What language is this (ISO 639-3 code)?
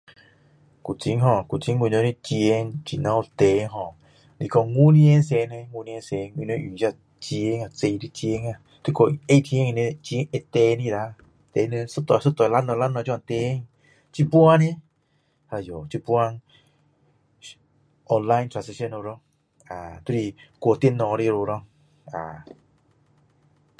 cdo